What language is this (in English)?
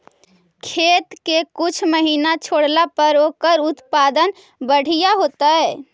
Magahi